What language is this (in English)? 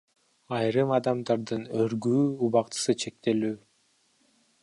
Kyrgyz